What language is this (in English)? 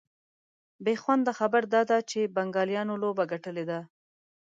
Pashto